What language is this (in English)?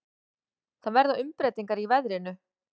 Icelandic